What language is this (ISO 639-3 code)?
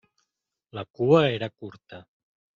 cat